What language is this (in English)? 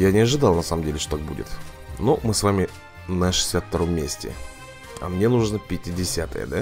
Russian